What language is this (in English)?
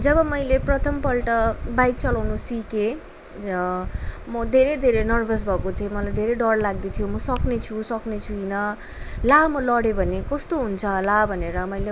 Nepali